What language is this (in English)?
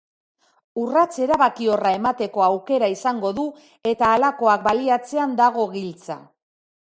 Basque